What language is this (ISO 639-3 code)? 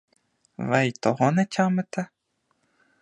ukr